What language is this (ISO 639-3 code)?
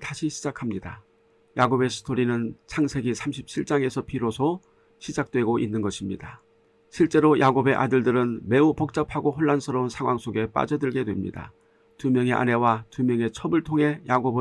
kor